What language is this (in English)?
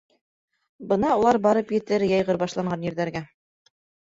Bashkir